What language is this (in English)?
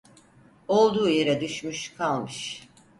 Turkish